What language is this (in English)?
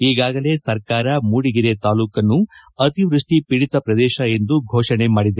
Kannada